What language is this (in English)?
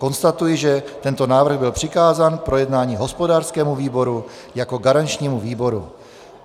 Czech